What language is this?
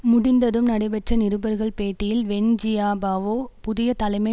Tamil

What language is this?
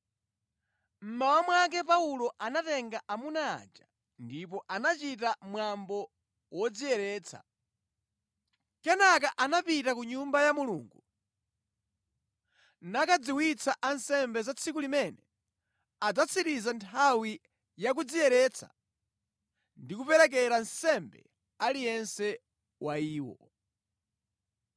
Nyanja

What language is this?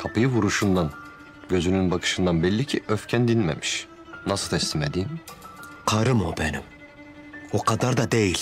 Turkish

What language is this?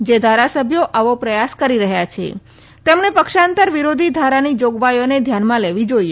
Gujarati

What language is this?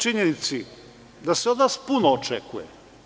Serbian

